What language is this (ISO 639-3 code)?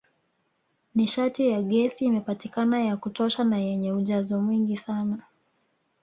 swa